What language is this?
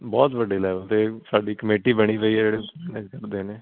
Punjabi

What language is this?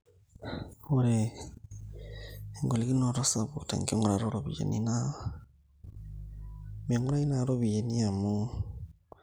Masai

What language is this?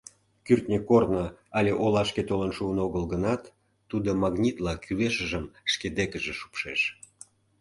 Mari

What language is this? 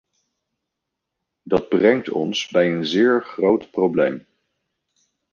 Dutch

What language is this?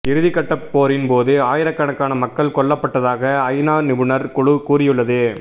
Tamil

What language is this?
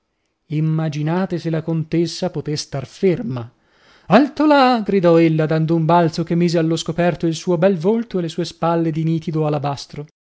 Italian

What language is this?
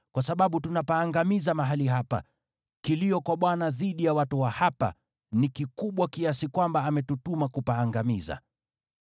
Swahili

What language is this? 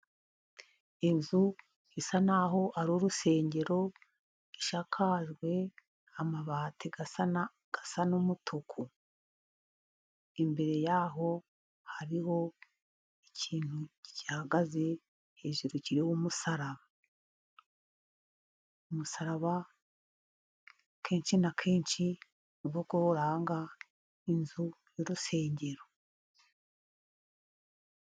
Kinyarwanda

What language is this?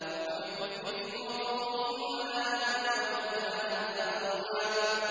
Arabic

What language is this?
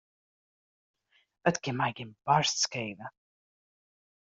Western Frisian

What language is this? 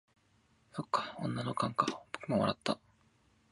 Japanese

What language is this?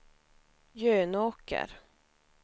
Swedish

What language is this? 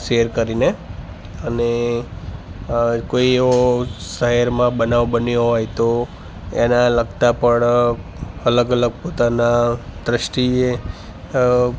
Gujarati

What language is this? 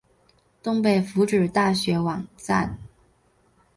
Chinese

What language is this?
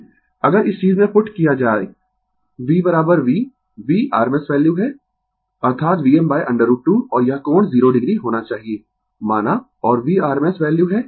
Hindi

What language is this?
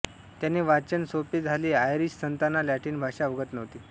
Marathi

